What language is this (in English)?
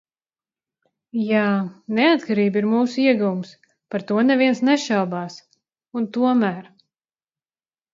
Latvian